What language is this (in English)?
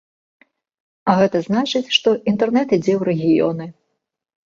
Belarusian